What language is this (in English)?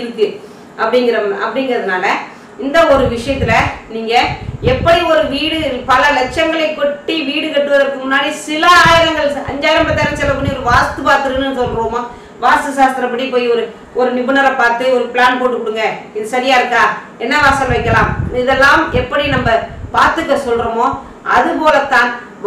Indonesian